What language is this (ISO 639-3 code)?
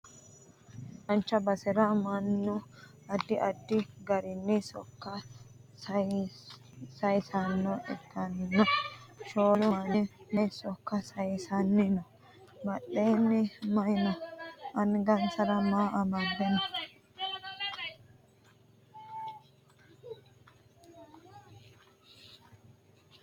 sid